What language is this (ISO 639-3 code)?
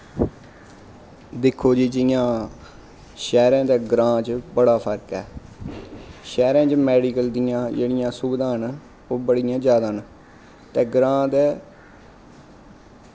doi